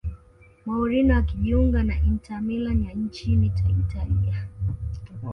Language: Swahili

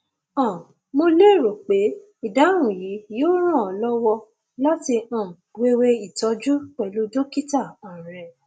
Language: Yoruba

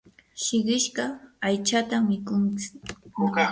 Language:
Yanahuanca Pasco Quechua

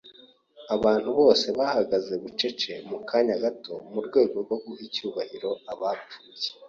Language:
Kinyarwanda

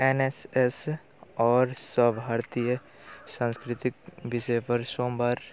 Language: Maithili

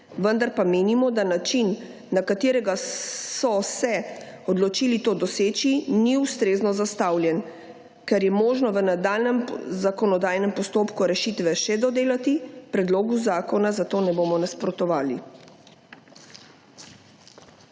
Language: Slovenian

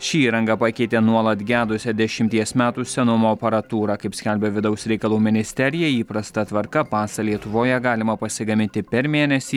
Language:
Lithuanian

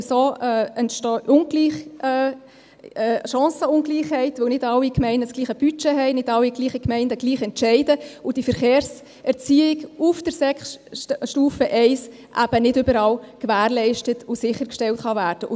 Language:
Swiss German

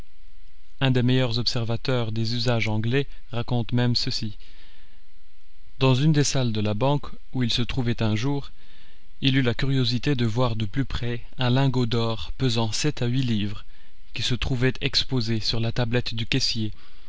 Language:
French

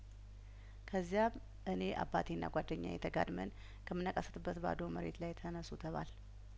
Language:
Amharic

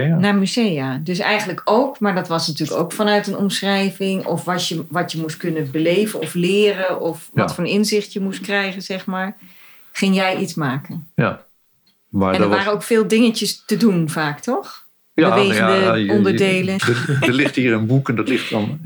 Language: Dutch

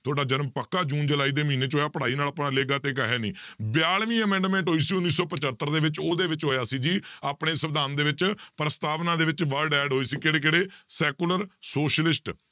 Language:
Punjabi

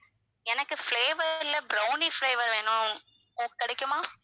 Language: Tamil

